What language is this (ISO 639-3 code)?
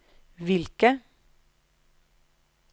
nor